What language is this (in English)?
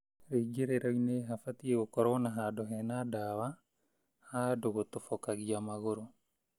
Kikuyu